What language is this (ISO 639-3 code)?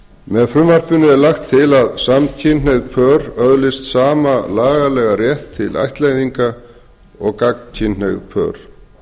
isl